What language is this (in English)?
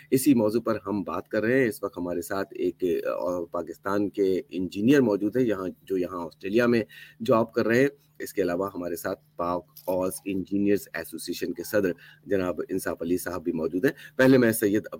Urdu